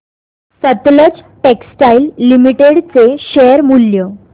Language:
Marathi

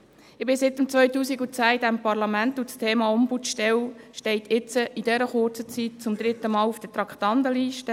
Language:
Swiss German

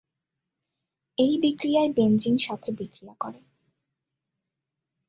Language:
Bangla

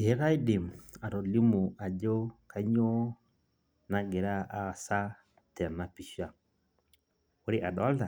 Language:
Masai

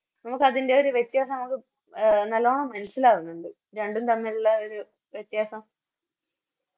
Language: Malayalam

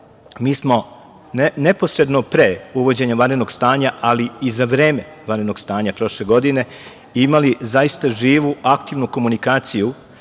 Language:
Serbian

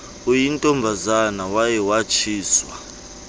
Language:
Xhosa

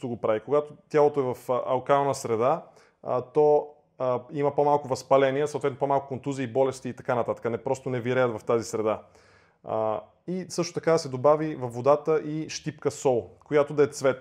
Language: Bulgarian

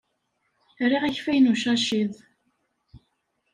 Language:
Kabyle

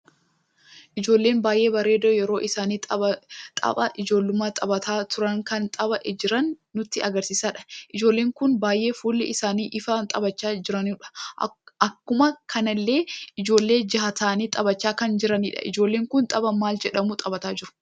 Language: Oromo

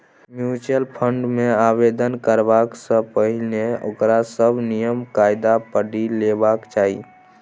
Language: Maithili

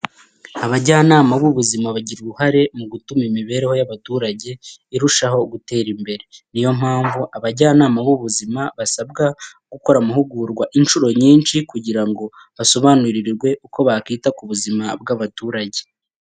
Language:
Kinyarwanda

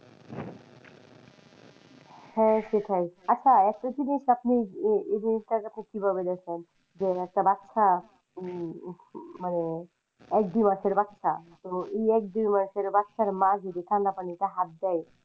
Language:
Bangla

